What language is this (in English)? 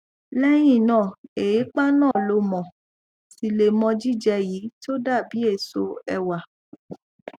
Yoruba